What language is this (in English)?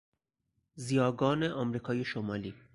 Persian